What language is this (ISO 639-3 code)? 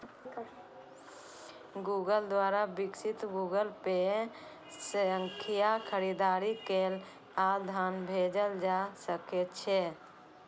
mai